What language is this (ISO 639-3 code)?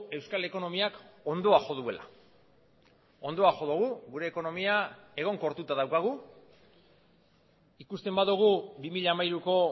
eus